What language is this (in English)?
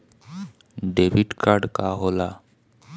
Bhojpuri